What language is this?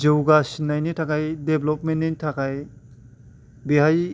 Bodo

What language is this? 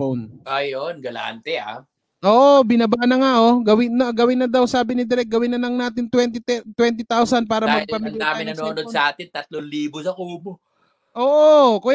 Filipino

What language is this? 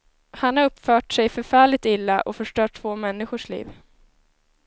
Swedish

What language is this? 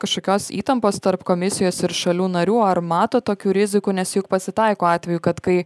Lithuanian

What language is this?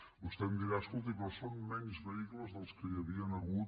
Catalan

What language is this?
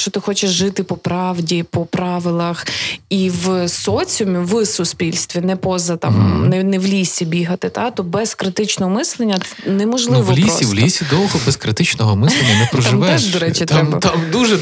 Ukrainian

